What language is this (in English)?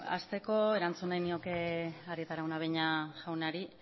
Basque